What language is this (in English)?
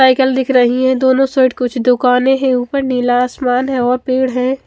Hindi